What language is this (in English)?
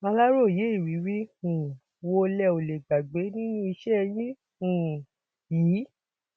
Yoruba